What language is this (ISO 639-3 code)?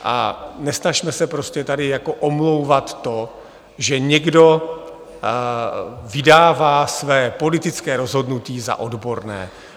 ces